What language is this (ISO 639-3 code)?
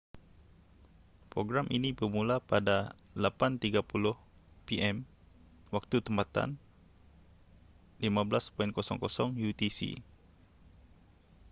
msa